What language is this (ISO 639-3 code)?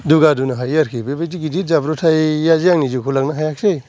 brx